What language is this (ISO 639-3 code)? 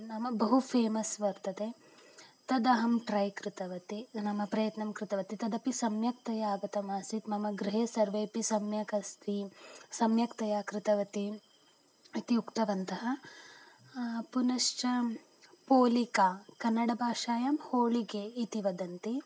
san